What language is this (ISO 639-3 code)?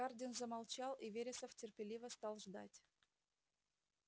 rus